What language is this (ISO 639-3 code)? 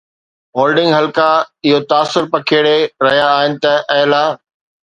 snd